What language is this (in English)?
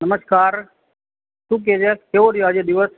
Gujarati